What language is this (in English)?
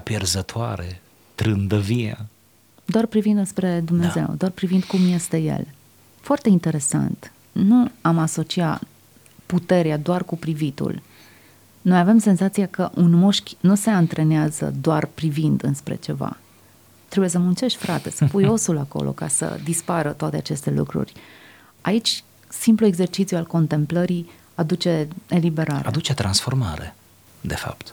Romanian